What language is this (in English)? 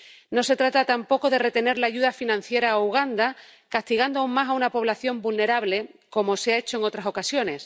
Spanish